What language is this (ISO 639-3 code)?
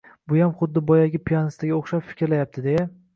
uzb